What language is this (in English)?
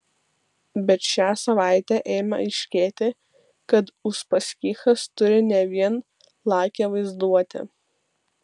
Lithuanian